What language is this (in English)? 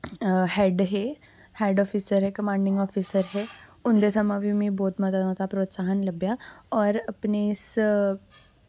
Dogri